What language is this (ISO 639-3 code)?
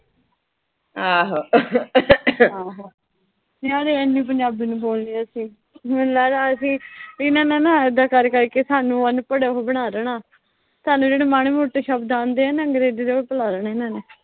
pan